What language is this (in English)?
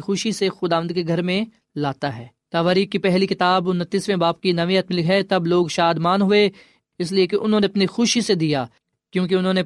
Urdu